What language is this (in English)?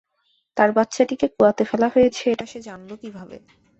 Bangla